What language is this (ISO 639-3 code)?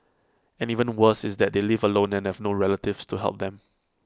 eng